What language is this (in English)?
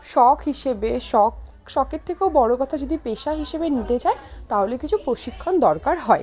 Bangla